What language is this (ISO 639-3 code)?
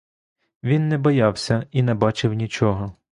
ukr